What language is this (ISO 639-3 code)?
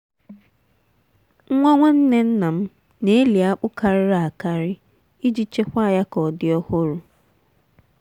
ibo